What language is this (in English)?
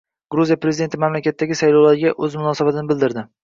Uzbek